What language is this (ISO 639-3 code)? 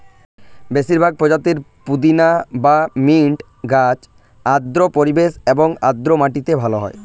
ben